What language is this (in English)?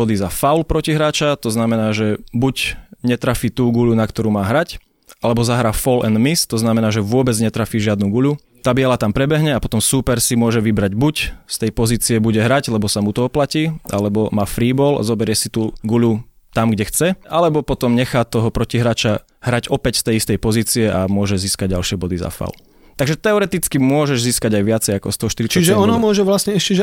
Slovak